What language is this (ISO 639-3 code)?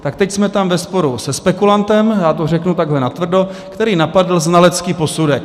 ces